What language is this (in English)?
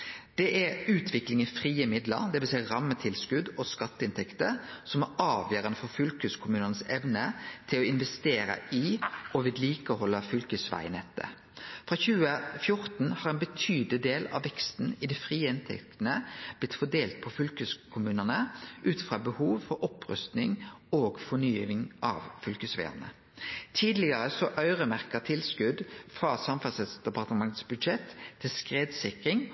Norwegian Nynorsk